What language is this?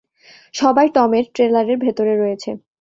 Bangla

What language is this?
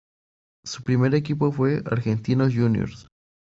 Spanish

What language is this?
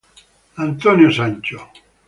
Italian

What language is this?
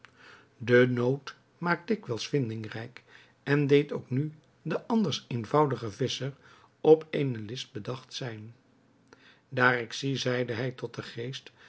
Dutch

